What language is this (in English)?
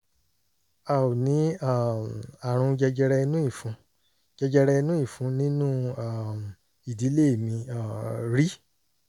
Yoruba